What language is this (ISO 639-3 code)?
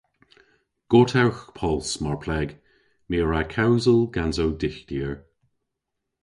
cor